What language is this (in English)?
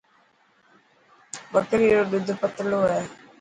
Dhatki